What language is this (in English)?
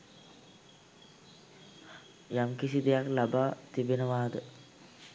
Sinhala